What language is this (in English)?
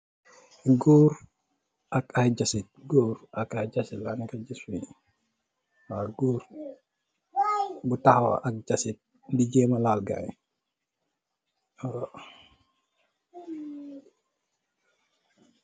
Wolof